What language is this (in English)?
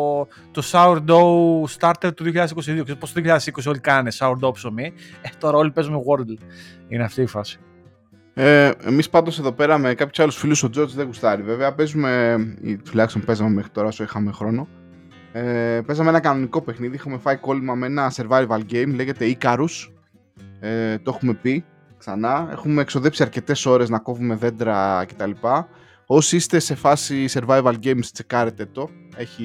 Greek